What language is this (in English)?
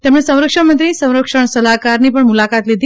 Gujarati